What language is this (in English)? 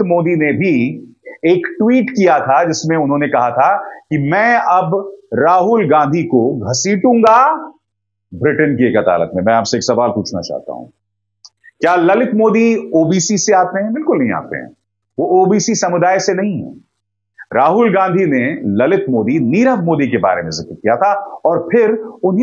Hindi